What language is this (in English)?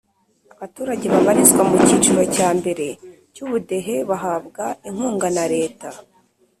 Kinyarwanda